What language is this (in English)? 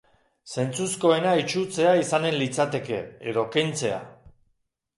Basque